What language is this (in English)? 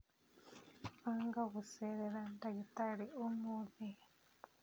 Kikuyu